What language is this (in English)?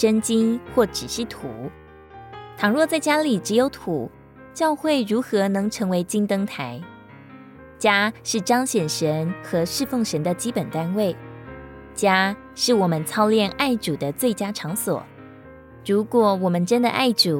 Chinese